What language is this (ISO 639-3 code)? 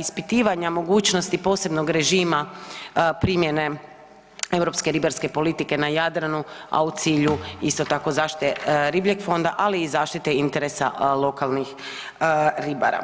hrv